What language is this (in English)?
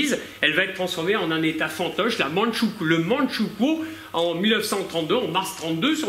French